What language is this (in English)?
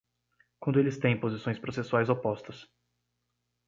Portuguese